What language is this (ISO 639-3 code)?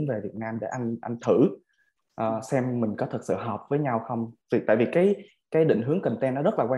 vie